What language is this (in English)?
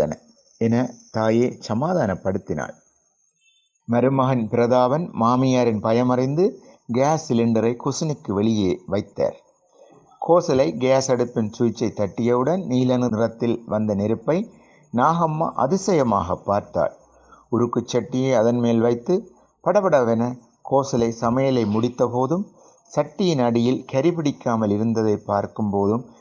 Tamil